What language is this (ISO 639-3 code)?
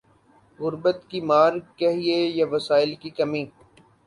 urd